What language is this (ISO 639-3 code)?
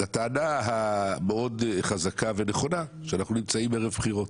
heb